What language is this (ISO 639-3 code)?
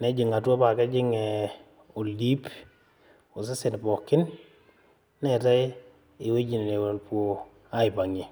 mas